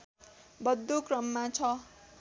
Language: Nepali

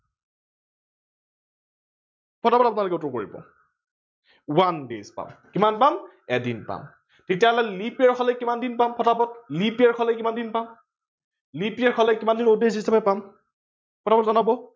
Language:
Assamese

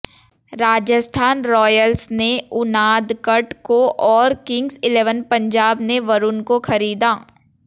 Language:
Hindi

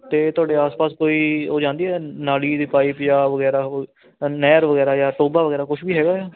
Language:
Punjabi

